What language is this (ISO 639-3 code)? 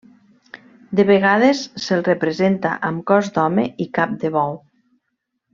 cat